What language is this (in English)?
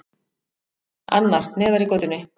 Icelandic